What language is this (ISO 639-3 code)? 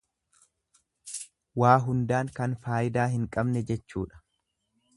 orm